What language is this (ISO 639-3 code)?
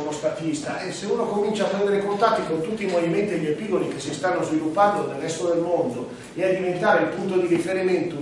ita